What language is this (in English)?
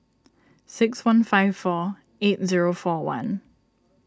English